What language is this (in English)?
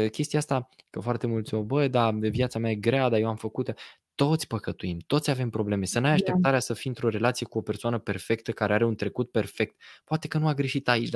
Romanian